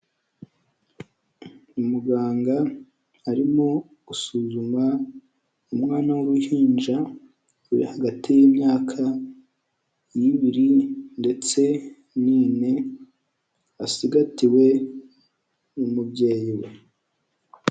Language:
Kinyarwanda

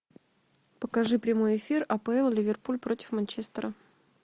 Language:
Russian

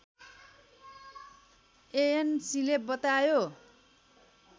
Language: Nepali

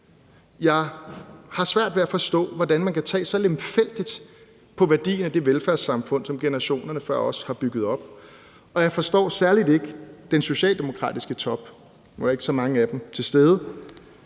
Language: Danish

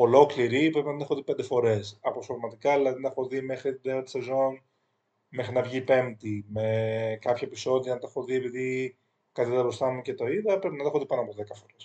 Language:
Greek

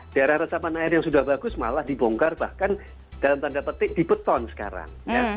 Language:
Indonesian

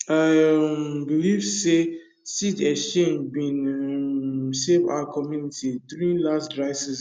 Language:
Nigerian Pidgin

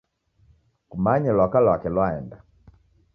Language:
Taita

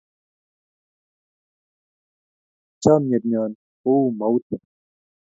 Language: Kalenjin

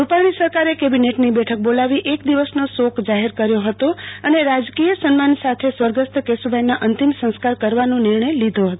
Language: Gujarati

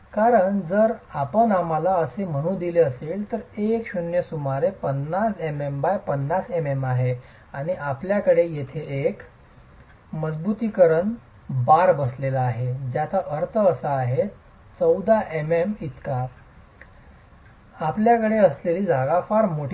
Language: Marathi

